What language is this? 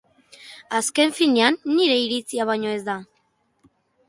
Basque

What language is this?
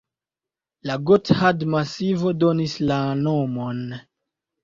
Esperanto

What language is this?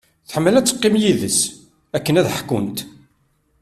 Kabyle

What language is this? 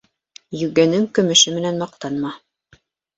Bashkir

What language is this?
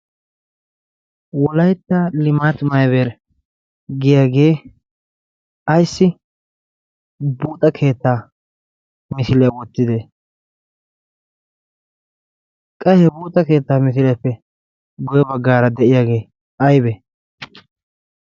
Wolaytta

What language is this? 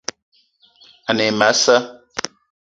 Eton (Cameroon)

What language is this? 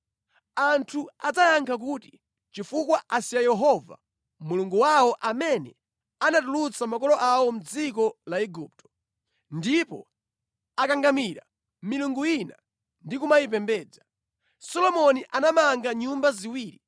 Nyanja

